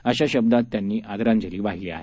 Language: Marathi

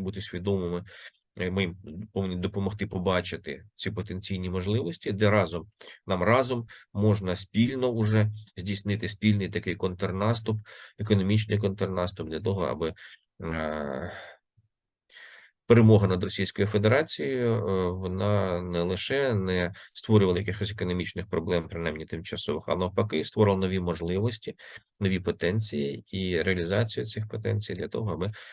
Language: Ukrainian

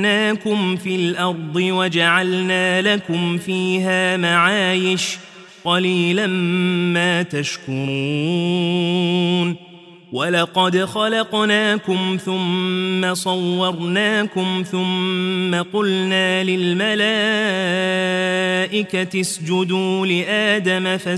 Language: Arabic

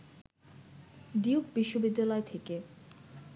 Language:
Bangla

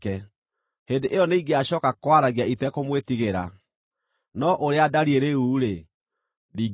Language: Kikuyu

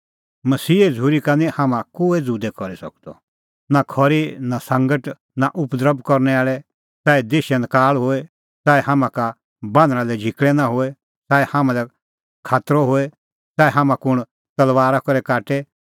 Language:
Kullu Pahari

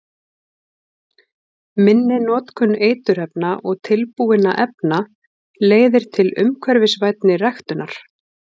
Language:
Icelandic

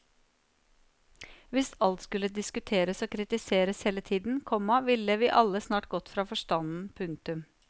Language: Norwegian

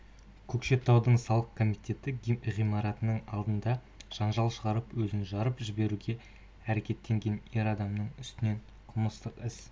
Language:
Kazakh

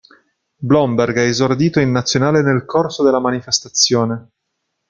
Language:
Italian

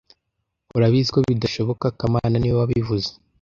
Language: Kinyarwanda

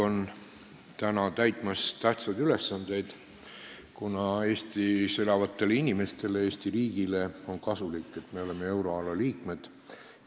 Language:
Estonian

